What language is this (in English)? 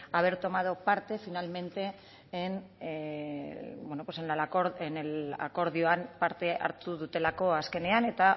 Basque